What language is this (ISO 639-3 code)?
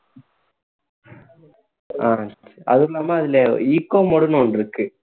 tam